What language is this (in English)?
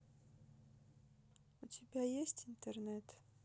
Russian